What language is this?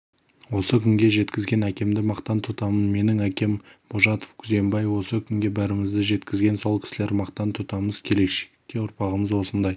Kazakh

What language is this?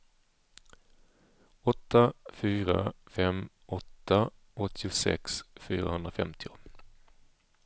Swedish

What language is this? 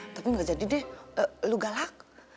Indonesian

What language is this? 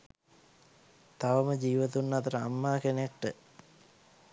Sinhala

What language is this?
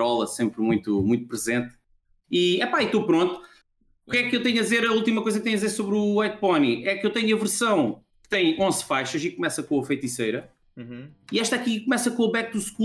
Portuguese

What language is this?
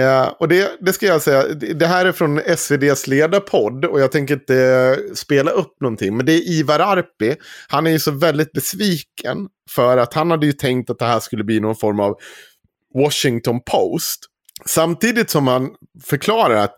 Swedish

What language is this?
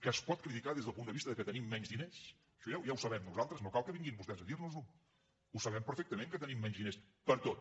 Catalan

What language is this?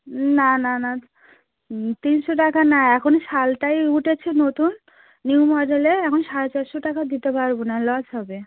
Bangla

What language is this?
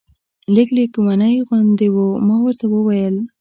Pashto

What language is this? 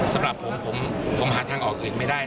Thai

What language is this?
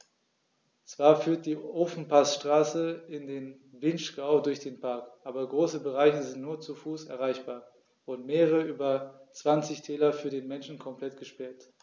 German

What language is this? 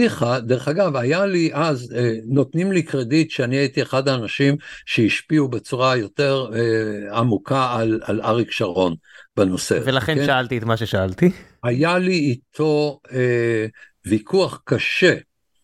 Hebrew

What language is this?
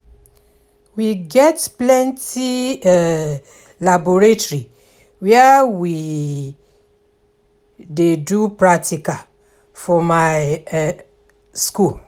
Nigerian Pidgin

